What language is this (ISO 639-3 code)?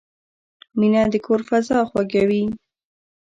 pus